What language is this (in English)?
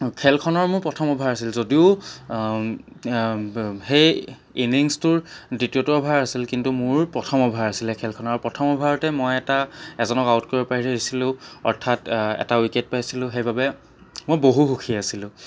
Assamese